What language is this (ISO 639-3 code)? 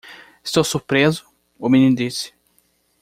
por